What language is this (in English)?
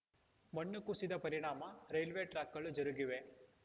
Kannada